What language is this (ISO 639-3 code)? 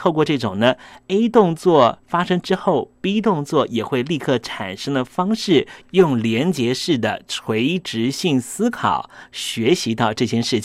zho